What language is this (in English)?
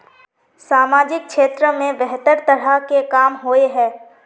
Magahi